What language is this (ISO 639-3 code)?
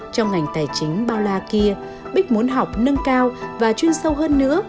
vie